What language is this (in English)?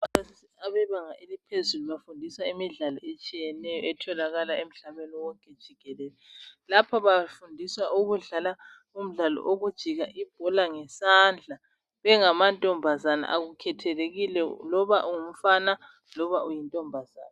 North Ndebele